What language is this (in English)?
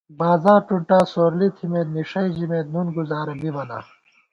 Gawar-Bati